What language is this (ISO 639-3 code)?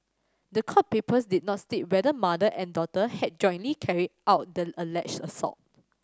eng